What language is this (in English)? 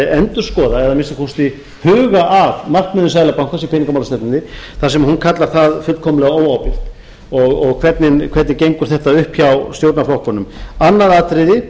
Icelandic